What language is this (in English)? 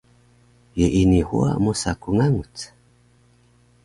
Taroko